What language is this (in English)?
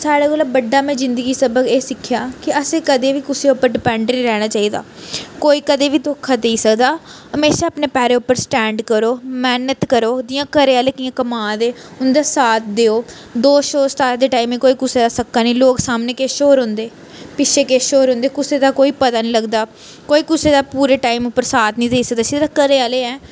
Dogri